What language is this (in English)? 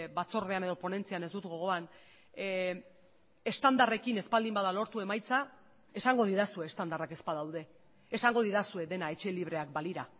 Basque